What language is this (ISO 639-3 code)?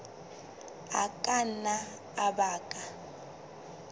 sot